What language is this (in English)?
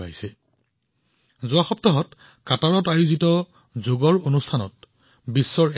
Assamese